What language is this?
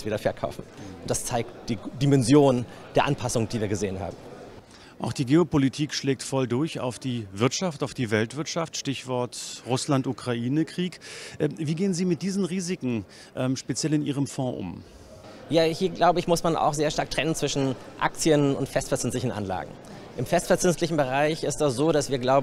German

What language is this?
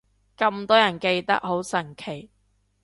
Cantonese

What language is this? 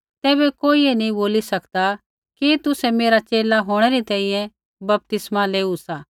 Kullu Pahari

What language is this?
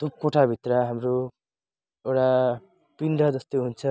Nepali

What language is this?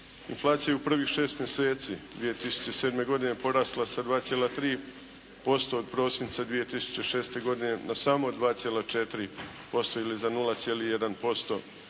Croatian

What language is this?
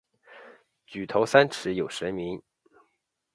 Chinese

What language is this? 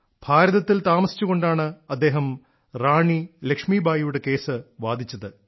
Malayalam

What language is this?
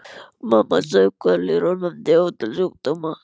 Icelandic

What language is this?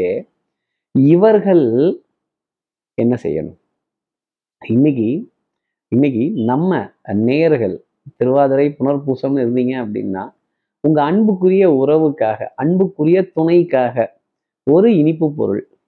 Tamil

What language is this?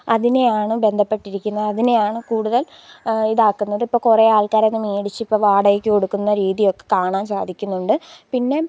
Malayalam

